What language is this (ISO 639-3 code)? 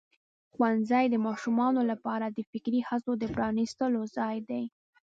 pus